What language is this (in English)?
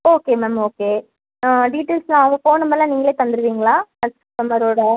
Tamil